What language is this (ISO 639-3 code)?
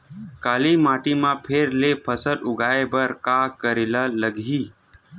hne